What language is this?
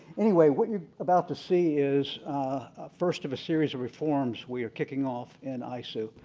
English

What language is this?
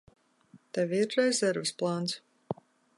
Latvian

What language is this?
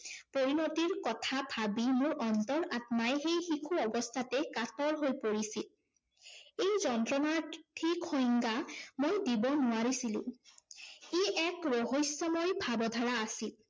Assamese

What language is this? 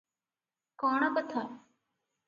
Odia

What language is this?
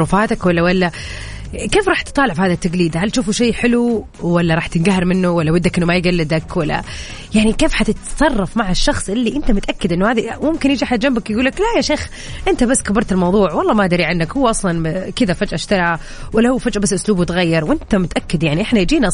Arabic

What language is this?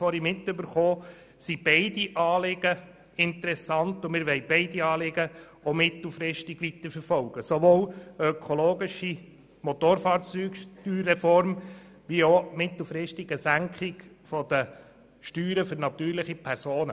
Swiss German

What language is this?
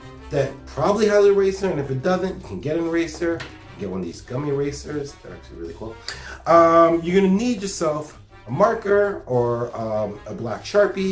English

